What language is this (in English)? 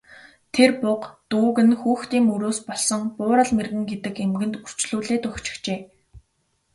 Mongolian